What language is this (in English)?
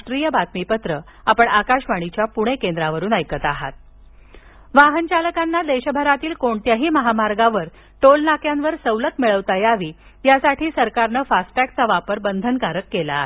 Marathi